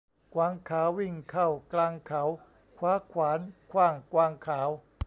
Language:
Thai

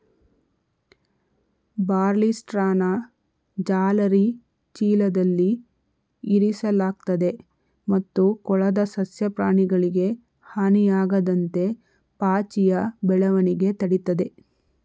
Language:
Kannada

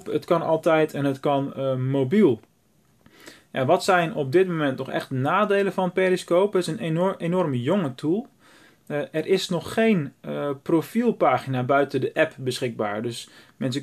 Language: Dutch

